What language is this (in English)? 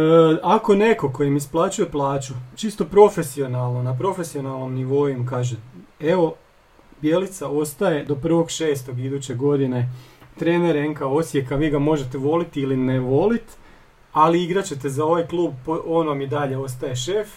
Croatian